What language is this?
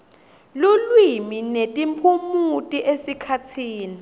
Swati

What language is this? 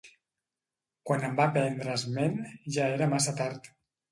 Catalan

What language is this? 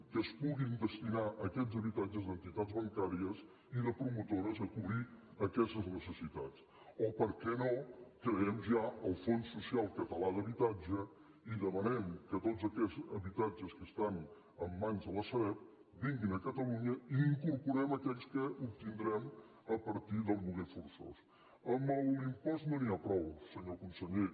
Catalan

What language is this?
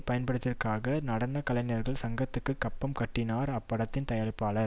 Tamil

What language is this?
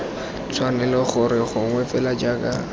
Tswana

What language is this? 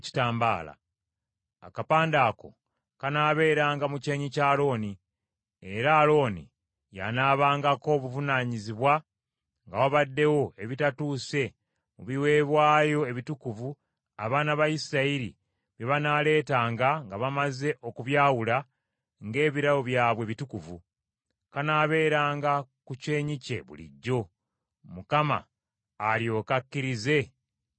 Ganda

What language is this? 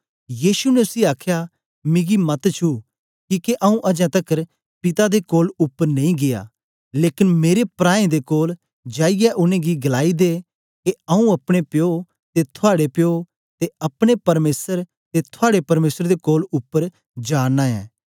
Dogri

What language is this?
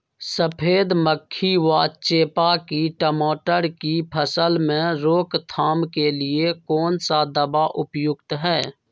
Magahi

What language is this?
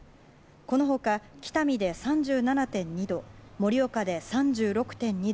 Japanese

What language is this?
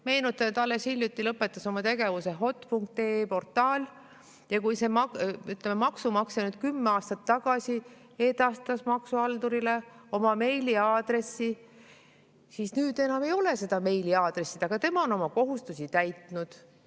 Estonian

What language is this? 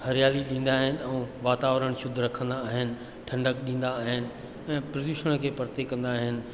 Sindhi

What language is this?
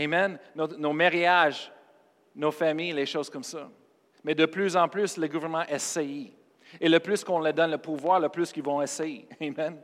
French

